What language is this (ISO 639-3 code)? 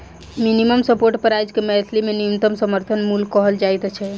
mai